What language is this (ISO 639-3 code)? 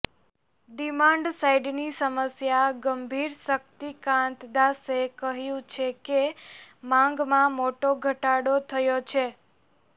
guj